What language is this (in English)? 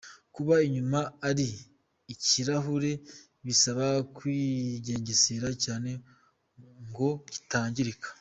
Kinyarwanda